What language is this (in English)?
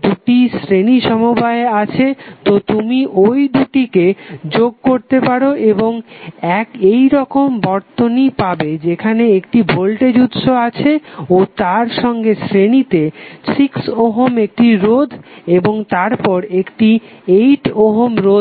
Bangla